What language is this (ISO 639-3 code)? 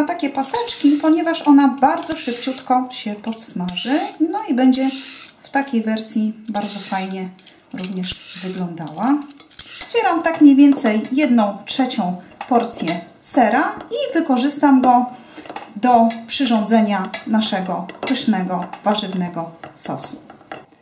pol